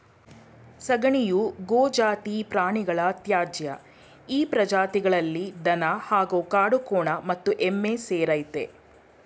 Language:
Kannada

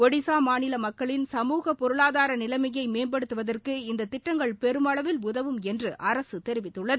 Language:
Tamil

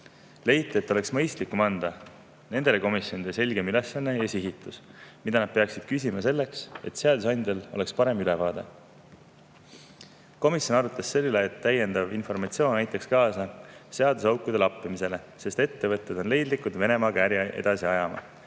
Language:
Estonian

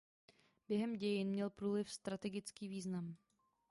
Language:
Czech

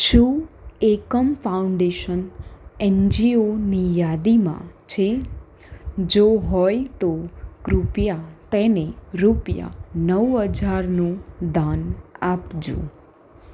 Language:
Gujarati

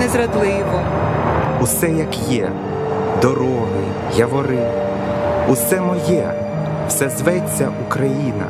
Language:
Ukrainian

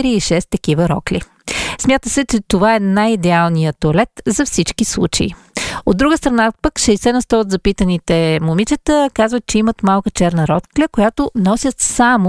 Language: Bulgarian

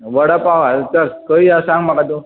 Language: Konkani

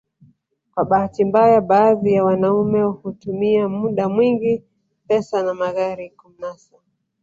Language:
Swahili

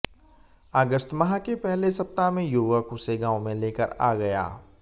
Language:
Hindi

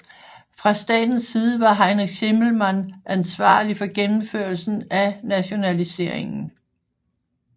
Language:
Danish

